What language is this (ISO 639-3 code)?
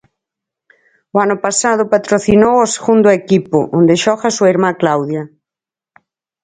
glg